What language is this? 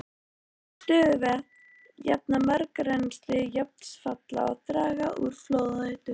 Icelandic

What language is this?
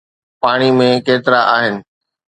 Sindhi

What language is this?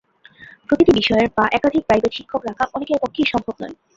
Bangla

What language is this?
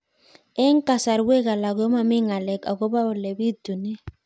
Kalenjin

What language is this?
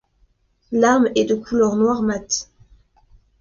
French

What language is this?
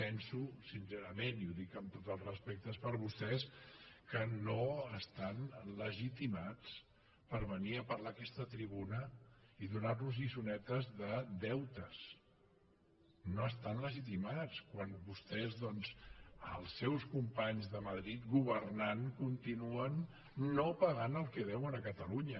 Catalan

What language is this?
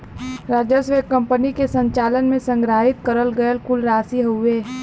Bhojpuri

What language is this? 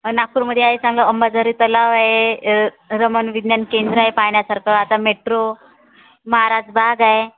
Marathi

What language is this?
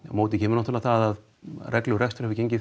Icelandic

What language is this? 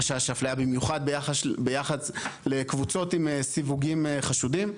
Hebrew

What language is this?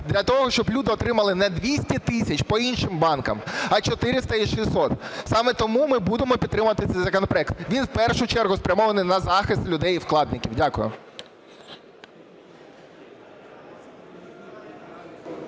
Ukrainian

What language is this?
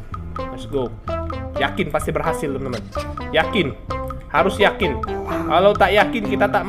Indonesian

